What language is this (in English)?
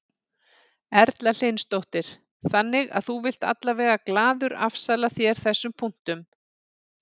Icelandic